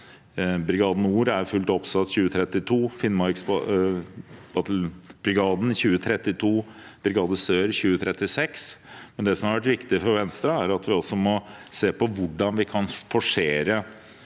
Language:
Norwegian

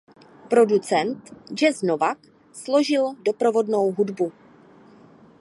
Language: Czech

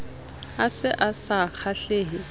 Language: Southern Sotho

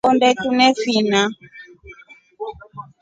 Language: Rombo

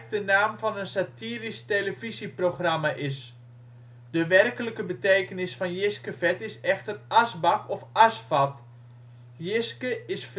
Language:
Dutch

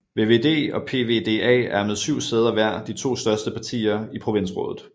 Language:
Danish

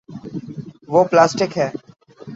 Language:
Urdu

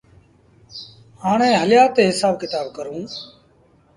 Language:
Sindhi Bhil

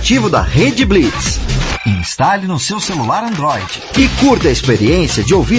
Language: Portuguese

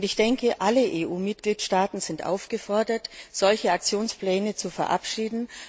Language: German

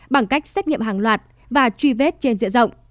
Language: Vietnamese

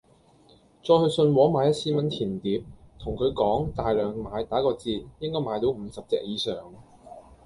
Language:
Cantonese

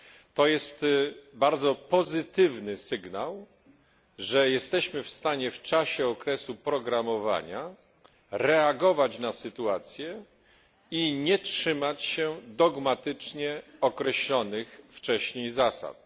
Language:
Polish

